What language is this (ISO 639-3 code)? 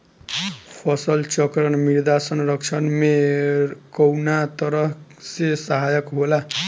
bho